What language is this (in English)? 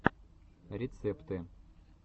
Russian